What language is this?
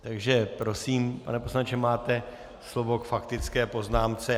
Czech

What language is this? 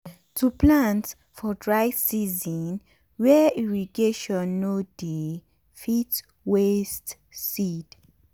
Nigerian Pidgin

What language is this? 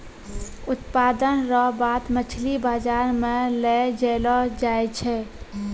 Maithili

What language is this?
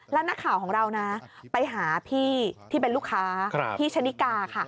Thai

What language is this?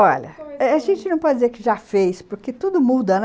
Portuguese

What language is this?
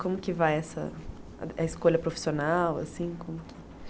Portuguese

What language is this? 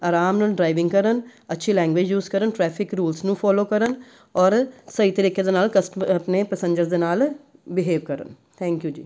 Punjabi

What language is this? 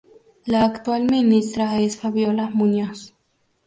Spanish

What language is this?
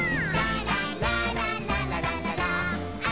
Japanese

